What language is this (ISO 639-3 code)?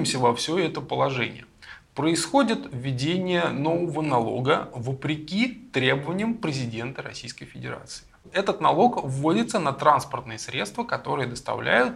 rus